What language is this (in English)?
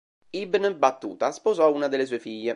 Italian